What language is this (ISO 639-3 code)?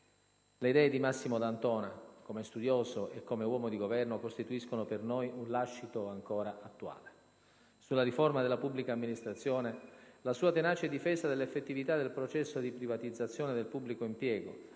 ita